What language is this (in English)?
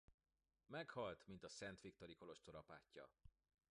Hungarian